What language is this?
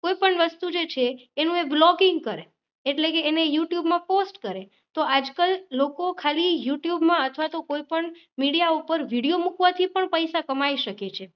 Gujarati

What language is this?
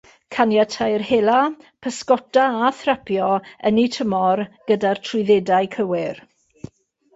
Welsh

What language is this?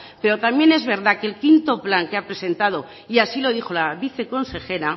Spanish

